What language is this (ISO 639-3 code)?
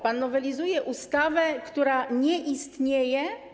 pol